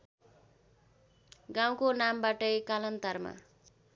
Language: Nepali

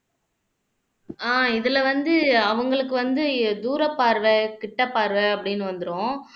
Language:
Tamil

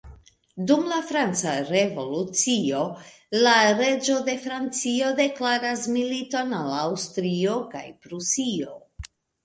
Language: Esperanto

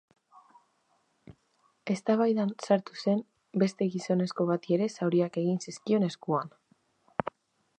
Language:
Basque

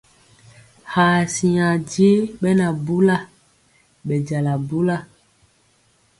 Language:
Mpiemo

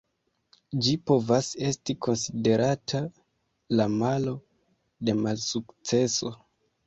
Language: Esperanto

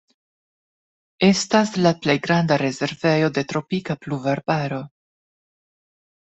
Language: Esperanto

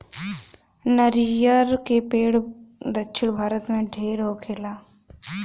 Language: Bhojpuri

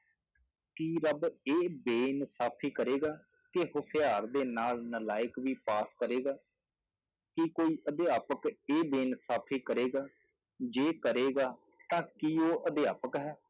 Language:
Punjabi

